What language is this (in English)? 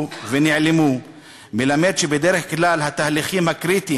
Hebrew